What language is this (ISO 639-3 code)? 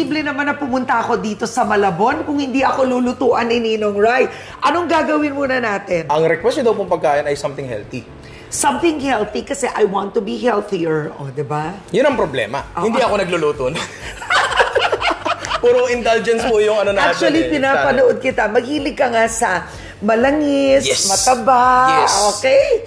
fil